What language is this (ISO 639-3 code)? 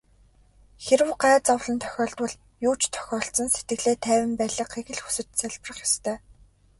mon